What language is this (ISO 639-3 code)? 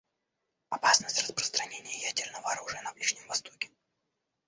rus